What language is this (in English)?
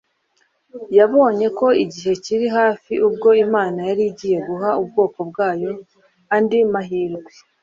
Kinyarwanda